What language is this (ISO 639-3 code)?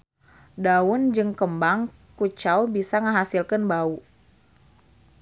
sun